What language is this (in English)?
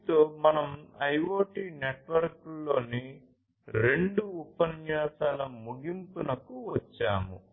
Telugu